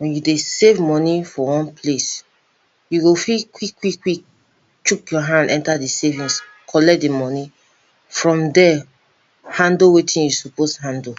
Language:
Nigerian Pidgin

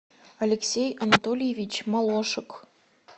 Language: Russian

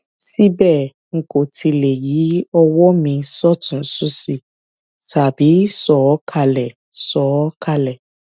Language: Yoruba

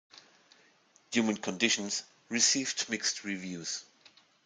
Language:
English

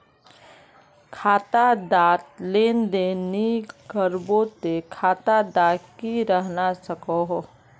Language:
Magahi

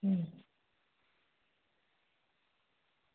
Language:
Gujarati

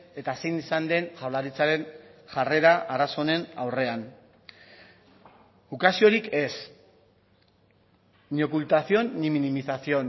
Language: Basque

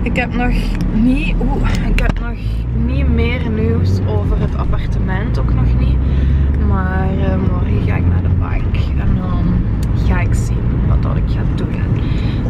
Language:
Dutch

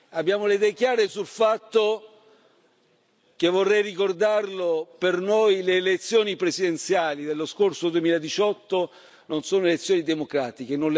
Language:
Italian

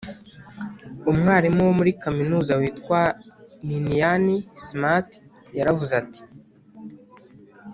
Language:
Kinyarwanda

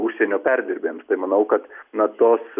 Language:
Lithuanian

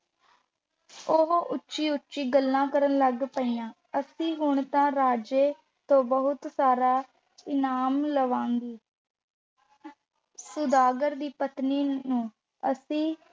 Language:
Punjabi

